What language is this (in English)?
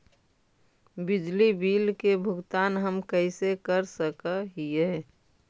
Magahi